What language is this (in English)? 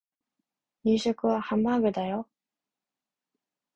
Japanese